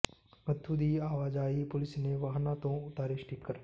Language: Punjabi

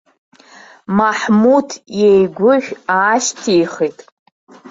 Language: Abkhazian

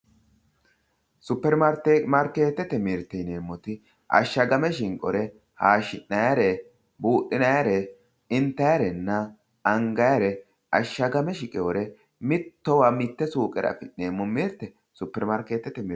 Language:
Sidamo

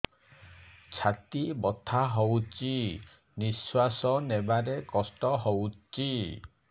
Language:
Odia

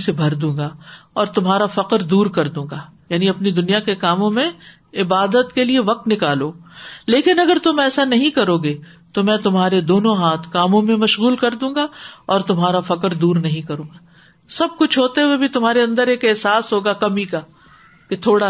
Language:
Urdu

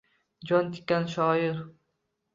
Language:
Uzbek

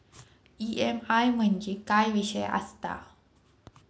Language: Marathi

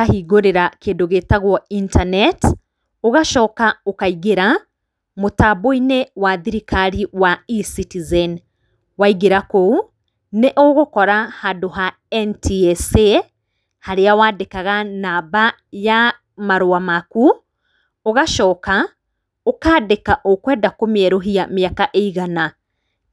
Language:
Kikuyu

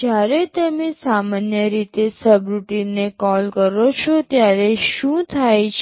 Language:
Gujarati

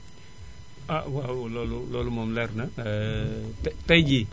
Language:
Wolof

